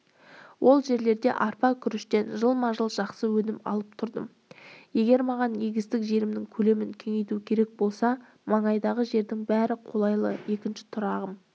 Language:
Kazakh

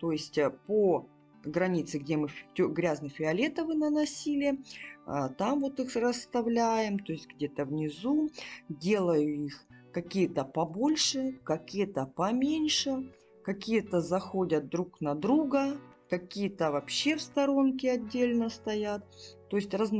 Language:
Russian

